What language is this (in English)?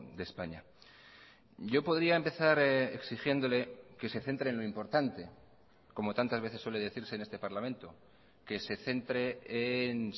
Spanish